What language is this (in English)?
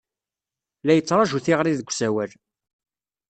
Kabyle